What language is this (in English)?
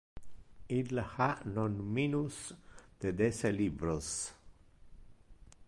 Interlingua